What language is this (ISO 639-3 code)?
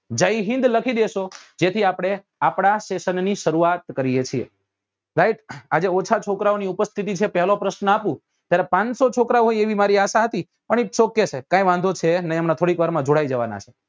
guj